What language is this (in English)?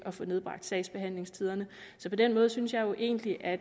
Danish